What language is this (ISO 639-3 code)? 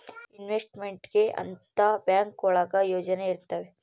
kan